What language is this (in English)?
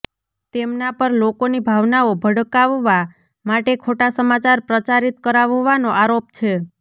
Gujarati